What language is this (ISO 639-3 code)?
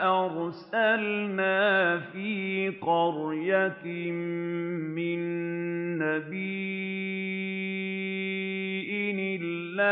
ara